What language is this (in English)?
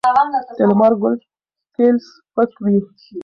Pashto